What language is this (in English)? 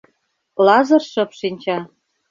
Mari